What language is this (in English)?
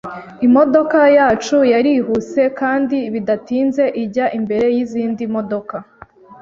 Kinyarwanda